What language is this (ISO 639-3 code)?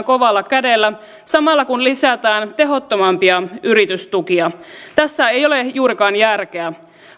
fin